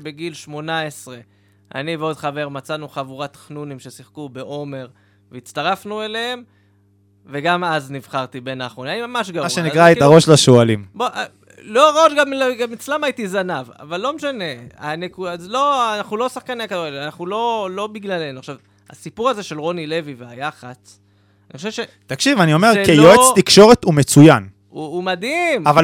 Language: Hebrew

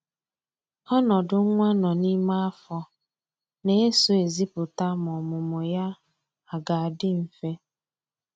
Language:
Igbo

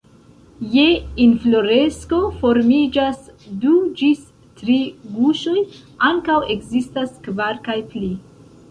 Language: Esperanto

